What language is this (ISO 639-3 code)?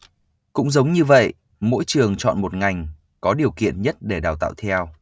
vie